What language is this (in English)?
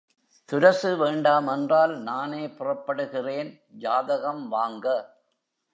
Tamil